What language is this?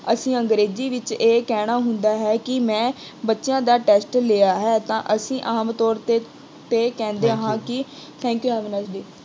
Punjabi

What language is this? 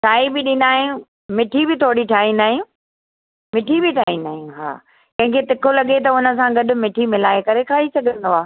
Sindhi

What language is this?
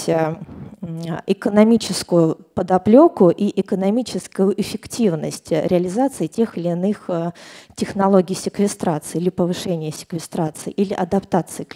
Russian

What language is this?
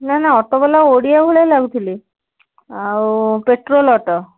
Odia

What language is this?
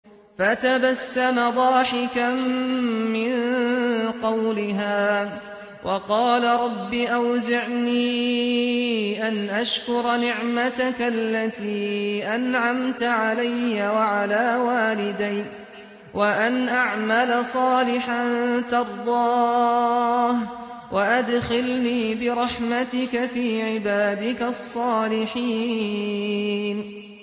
Arabic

